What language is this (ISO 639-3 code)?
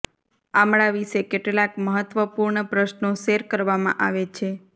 guj